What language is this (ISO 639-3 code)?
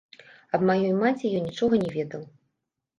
bel